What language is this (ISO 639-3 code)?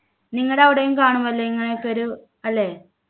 mal